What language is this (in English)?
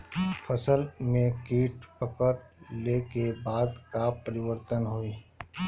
Bhojpuri